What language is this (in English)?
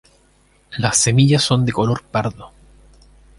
Spanish